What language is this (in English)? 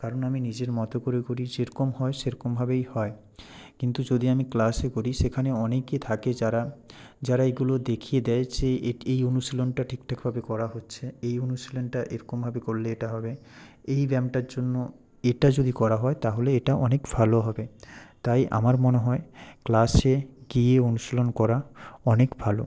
Bangla